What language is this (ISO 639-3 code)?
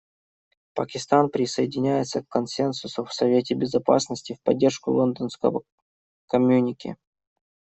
rus